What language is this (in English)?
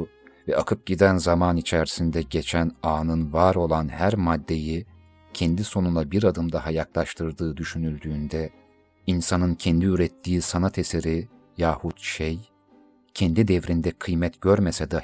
Turkish